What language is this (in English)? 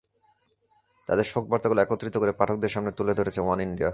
Bangla